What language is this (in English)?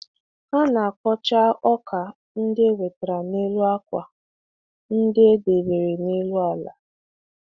Igbo